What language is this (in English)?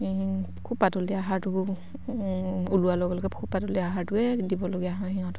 Assamese